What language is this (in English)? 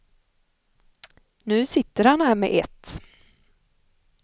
Swedish